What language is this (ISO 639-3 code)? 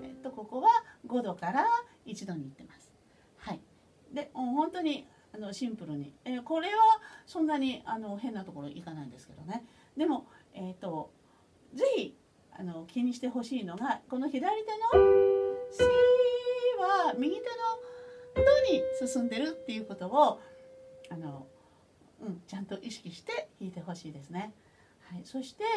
jpn